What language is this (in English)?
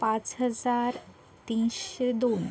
Marathi